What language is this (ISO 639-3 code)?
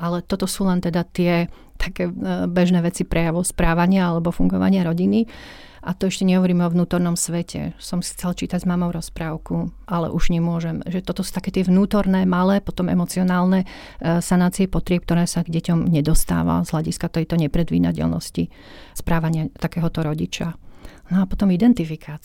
slk